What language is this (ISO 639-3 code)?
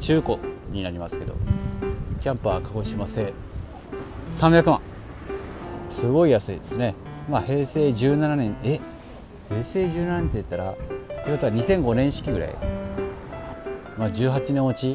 jpn